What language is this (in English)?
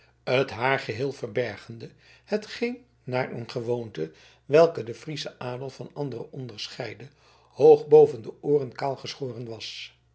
Dutch